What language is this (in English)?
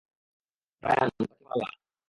Bangla